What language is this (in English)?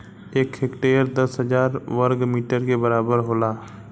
Bhojpuri